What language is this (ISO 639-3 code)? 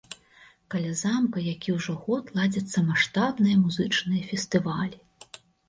bel